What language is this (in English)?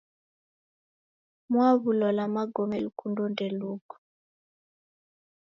Taita